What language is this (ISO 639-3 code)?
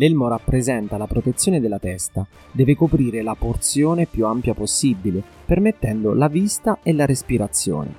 ita